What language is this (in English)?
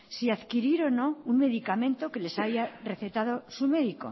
Spanish